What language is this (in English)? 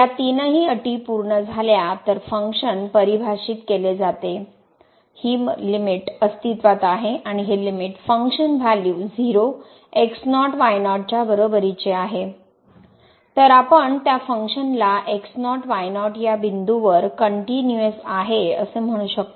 Marathi